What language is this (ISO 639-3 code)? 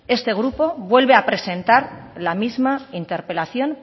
spa